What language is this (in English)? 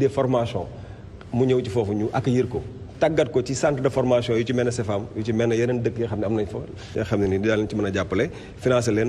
French